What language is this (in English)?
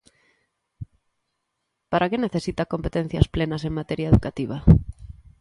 Galician